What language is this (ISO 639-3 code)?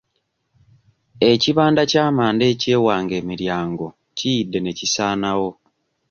lug